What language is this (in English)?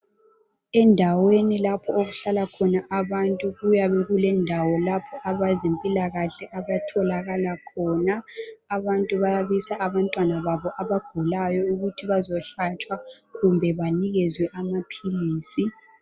North Ndebele